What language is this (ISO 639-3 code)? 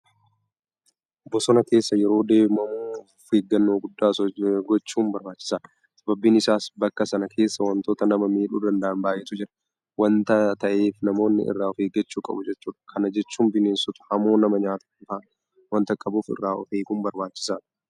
orm